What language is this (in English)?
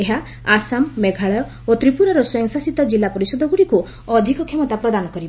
Odia